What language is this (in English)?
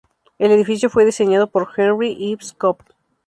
Spanish